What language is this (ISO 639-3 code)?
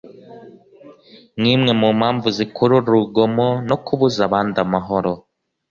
kin